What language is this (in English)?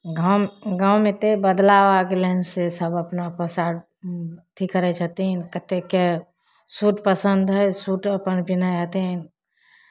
Maithili